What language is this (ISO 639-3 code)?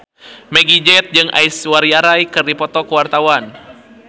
sun